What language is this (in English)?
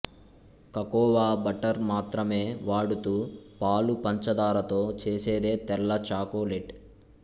Telugu